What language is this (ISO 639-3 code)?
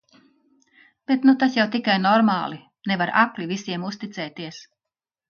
lav